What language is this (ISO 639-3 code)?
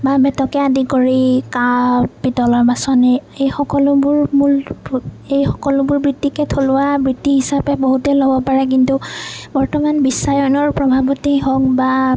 asm